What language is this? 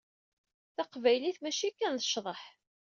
Kabyle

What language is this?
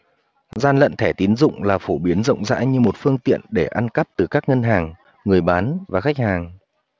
Vietnamese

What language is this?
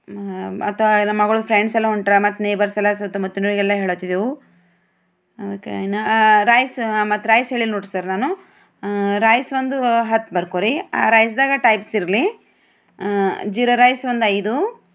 Kannada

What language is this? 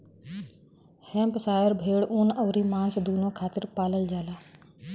Bhojpuri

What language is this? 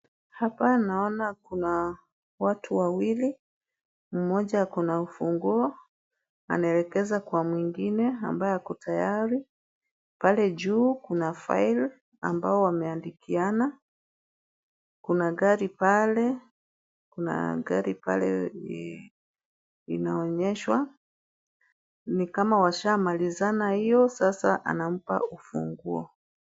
Swahili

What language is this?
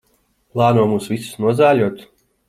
Latvian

